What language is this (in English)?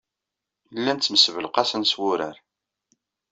Kabyle